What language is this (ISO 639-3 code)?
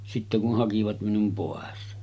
fin